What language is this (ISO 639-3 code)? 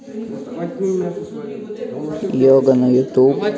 rus